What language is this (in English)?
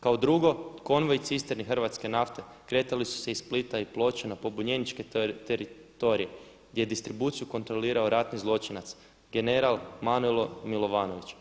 Croatian